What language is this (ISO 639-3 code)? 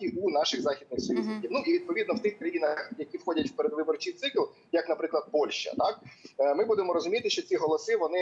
ukr